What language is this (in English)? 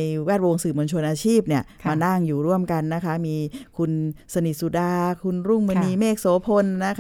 Thai